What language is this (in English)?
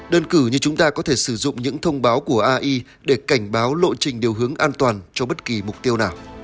Vietnamese